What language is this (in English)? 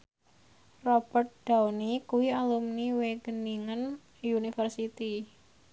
Javanese